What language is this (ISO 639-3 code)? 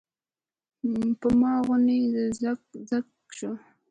pus